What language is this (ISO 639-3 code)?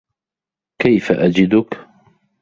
ara